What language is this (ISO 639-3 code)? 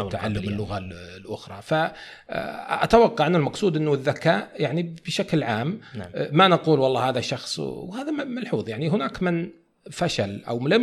ara